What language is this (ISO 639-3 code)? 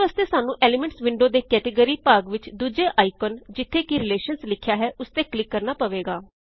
pan